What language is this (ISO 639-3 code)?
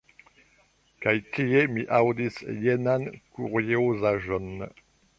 epo